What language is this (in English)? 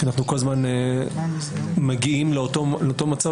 Hebrew